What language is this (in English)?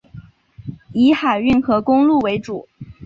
Chinese